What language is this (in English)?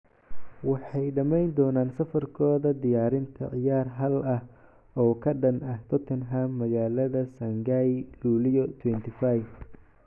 Somali